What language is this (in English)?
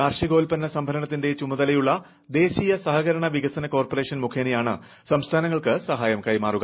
Malayalam